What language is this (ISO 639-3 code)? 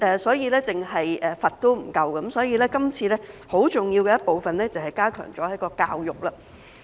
yue